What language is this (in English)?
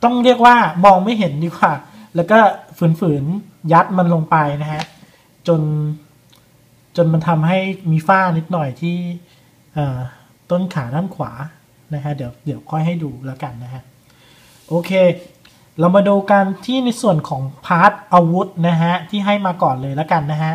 Thai